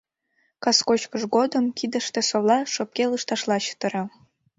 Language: Mari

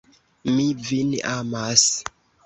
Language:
Esperanto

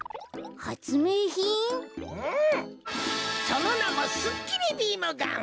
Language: Japanese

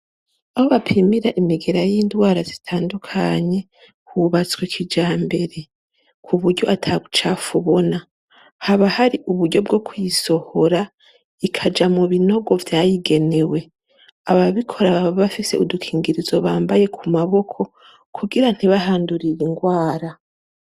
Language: Rundi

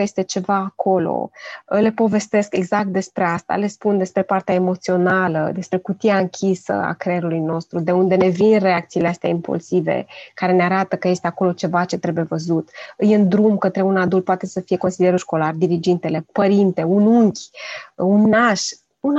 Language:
Romanian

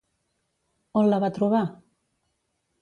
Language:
Catalan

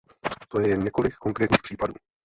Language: Czech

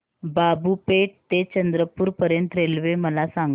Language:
Marathi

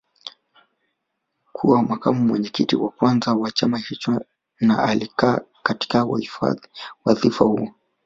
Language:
Swahili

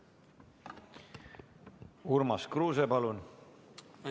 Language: Estonian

